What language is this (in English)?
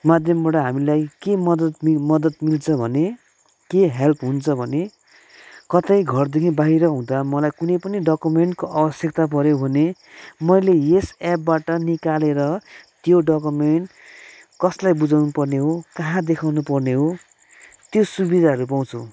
Nepali